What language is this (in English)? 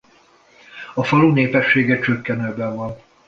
Hungarian